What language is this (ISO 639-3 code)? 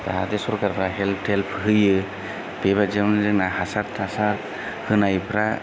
brx